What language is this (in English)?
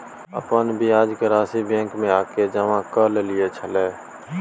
Maithili